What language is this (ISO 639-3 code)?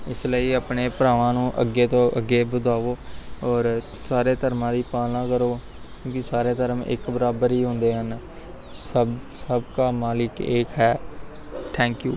pan